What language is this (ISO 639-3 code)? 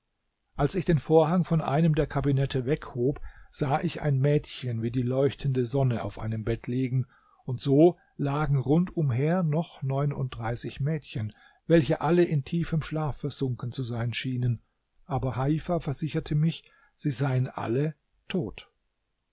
deu